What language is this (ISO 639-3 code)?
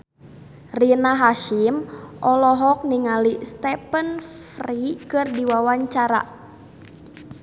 sun